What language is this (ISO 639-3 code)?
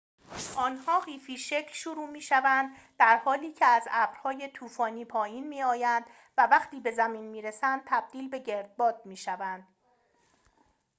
fas